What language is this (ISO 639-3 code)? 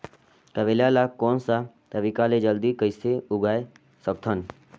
hne